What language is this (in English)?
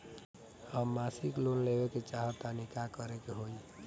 Bhojpuri